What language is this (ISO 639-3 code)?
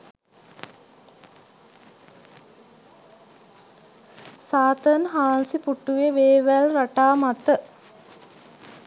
sin